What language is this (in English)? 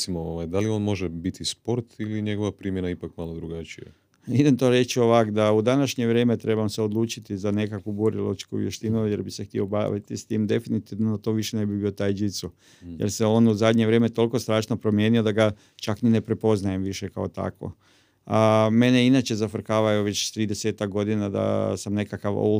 Croatian